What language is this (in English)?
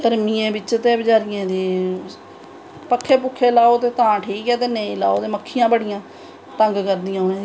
Dogri